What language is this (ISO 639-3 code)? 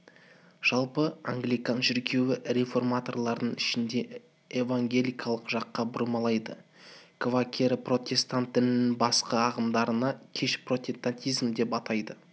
kaz